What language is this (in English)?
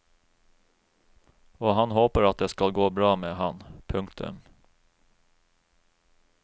Norwegian